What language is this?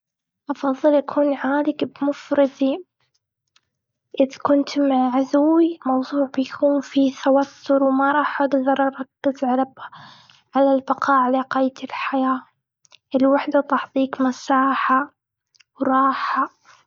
Gulf Arabic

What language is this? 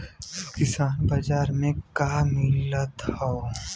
Bhojpuri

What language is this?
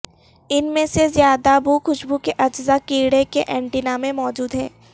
Urdu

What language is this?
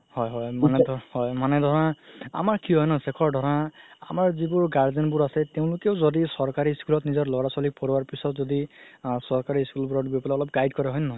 Assamese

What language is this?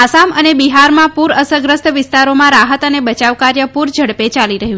Gujarati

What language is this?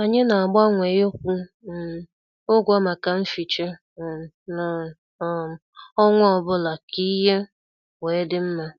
Igbo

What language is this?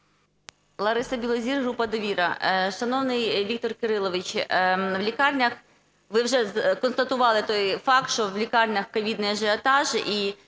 Ukrainian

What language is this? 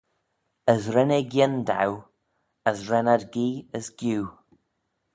Manx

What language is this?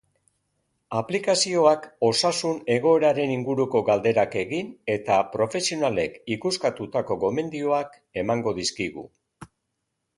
Basque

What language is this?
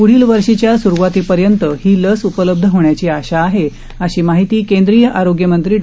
Marathi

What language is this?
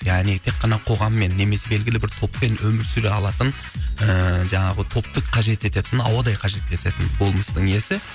Kazakh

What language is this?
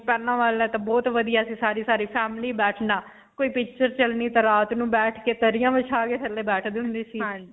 Punjabi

